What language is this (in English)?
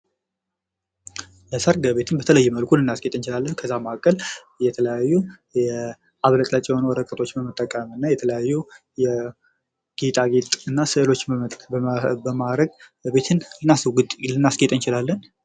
Amharic